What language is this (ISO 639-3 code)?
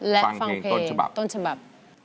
tha